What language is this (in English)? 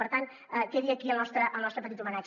Catalan